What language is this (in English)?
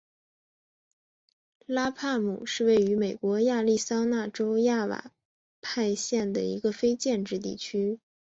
Chinese